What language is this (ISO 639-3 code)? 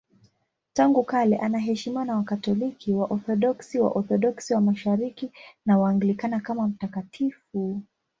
swa